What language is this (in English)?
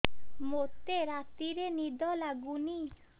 Odia